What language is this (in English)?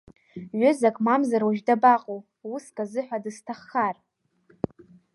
Abkhazian